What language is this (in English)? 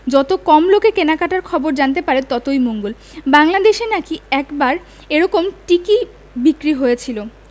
Bangla